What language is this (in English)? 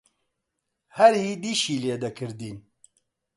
Central Kurdish